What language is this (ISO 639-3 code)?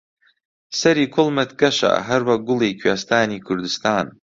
ckb